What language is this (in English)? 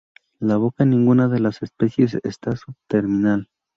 Spanish